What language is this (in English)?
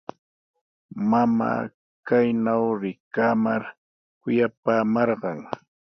Sihuas Ancash Quechua